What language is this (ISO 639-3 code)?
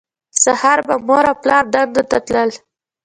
pus